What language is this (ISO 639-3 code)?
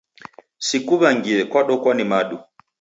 dav